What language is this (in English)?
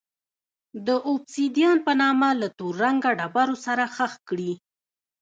Pashto